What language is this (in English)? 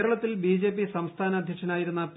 Malayalam